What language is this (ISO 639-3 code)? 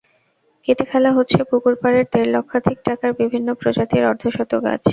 ben